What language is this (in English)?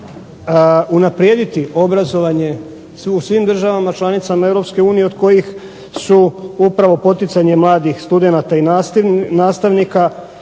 Croatian